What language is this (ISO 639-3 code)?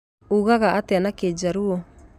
kik